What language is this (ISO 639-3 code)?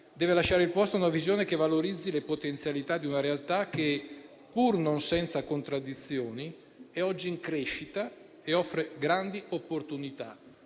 ita